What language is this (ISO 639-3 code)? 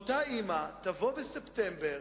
heb